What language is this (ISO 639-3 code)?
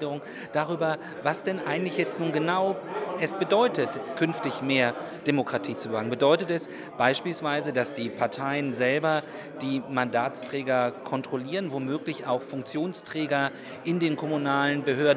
deu